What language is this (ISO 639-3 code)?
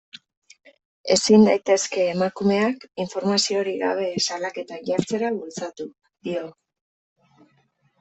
eus